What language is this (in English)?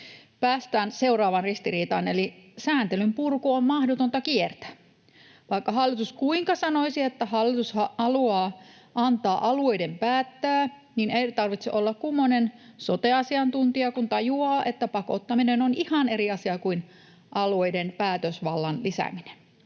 Finnish